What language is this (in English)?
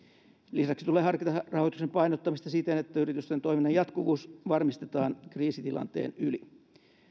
Finnish